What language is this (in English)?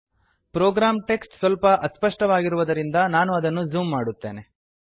Kannada